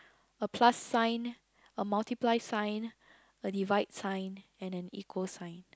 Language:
English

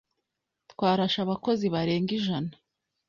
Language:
Kinyarwanda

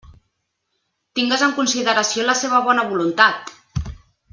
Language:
Catalan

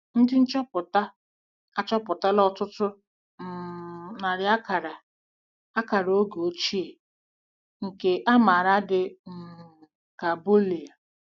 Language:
Igbo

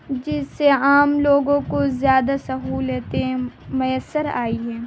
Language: Urdu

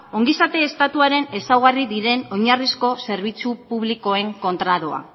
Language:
Basque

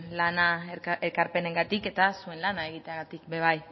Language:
Basque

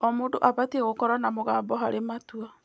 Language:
Kikuyu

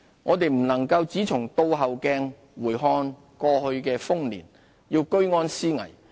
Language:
Cantonese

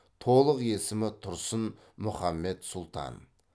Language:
Kazakh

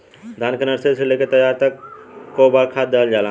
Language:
Bhojpuri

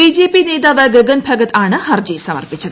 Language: Malayalam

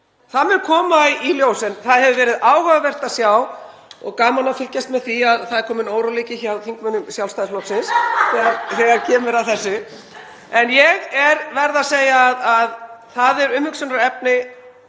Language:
Icelandic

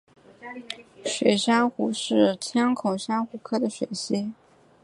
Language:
Chinese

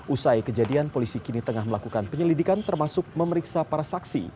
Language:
Indonesian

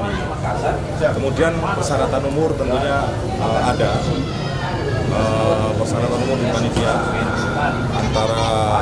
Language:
Indonesian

